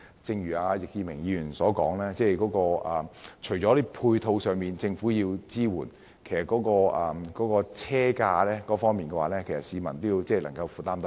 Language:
Cantonese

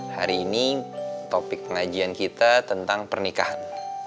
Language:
Indonesian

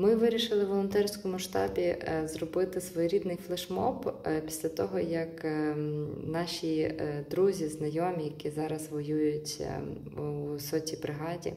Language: Ukrainian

